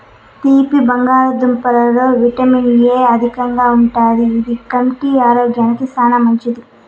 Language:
Telugu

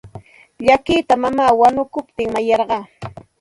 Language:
Santa Ana de Tusi Pasco Quechua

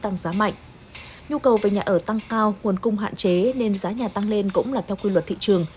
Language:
Vietnamese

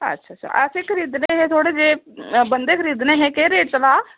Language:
Dogri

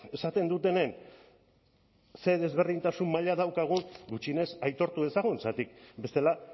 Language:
Basque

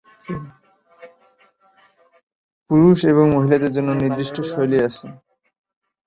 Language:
Bangla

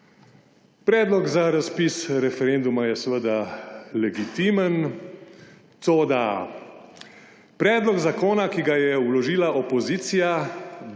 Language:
Slovenian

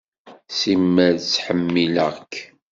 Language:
Kabyle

